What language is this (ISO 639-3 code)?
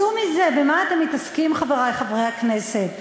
heb